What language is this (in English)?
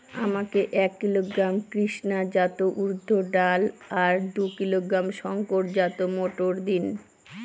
Bangla